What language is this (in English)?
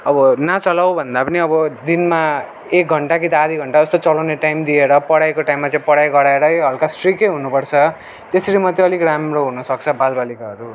Nepali